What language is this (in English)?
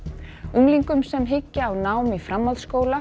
Icelandic